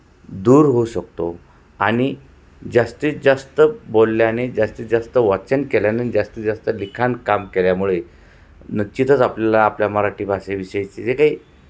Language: Marathi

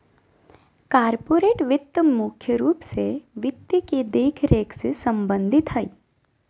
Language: Magahi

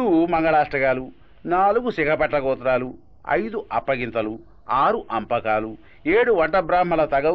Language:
Telugu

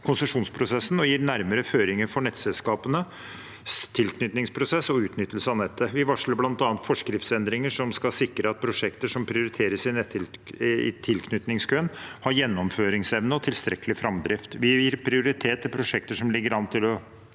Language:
Norwegian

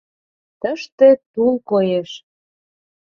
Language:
Mari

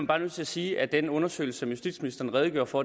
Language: Danish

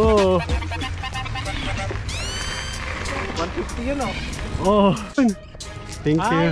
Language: Filipino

